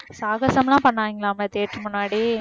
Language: Tamil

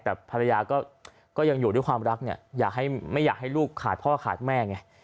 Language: Thai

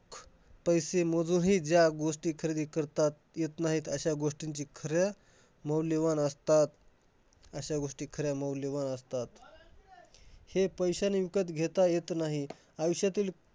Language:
Marathi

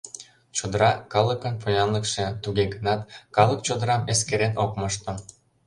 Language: Mari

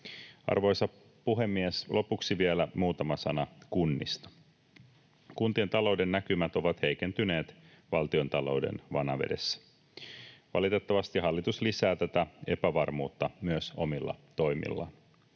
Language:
Finnish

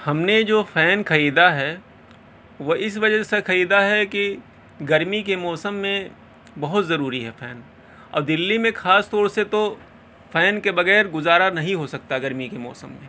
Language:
Urdu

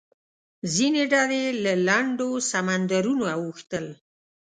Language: Pashto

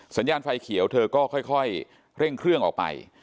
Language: Thai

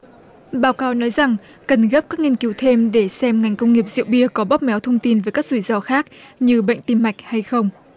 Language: Vietnamese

